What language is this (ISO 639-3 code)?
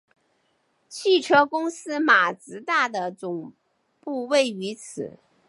zho